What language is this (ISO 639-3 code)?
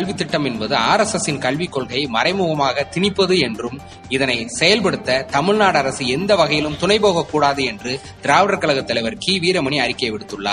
tam